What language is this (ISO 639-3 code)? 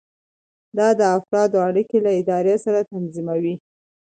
pus